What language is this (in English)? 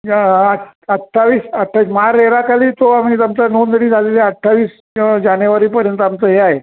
Marathi